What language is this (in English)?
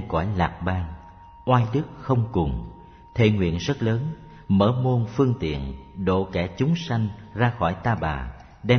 Vietnamese